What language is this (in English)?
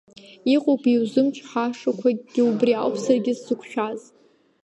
Abkhazian